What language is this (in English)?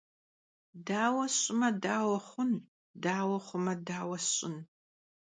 Kabardian